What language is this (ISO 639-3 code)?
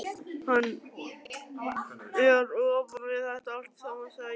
isl